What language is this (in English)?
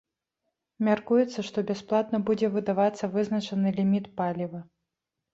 Belarusian